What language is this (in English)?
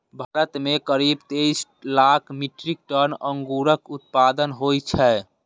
Maithili